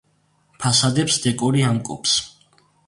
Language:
Georgian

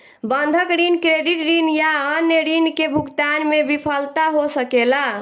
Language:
Bhojpuri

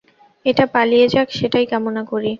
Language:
Bangla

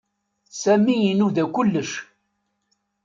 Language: Kabyle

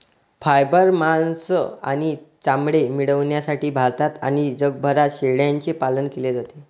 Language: Marathi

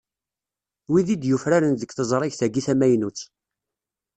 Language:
Kabyle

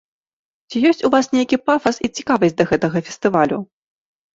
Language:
Belarusian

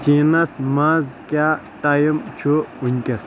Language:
Kashmiri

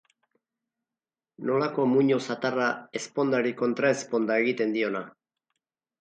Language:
Basque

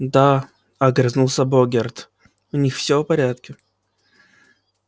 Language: Russian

